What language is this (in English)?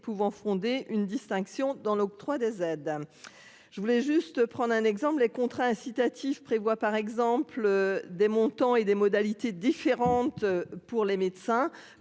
French